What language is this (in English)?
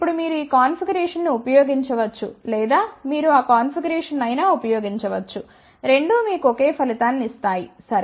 Telugu